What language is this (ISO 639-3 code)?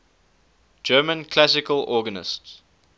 eng